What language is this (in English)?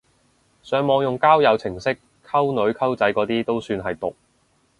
Cantonese